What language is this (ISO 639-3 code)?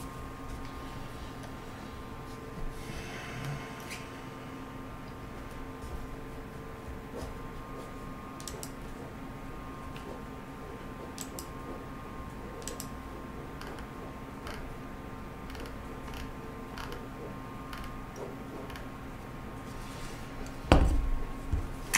kor